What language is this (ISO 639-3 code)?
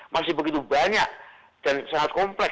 ind